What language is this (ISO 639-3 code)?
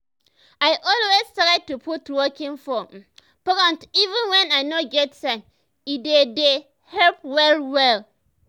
pcm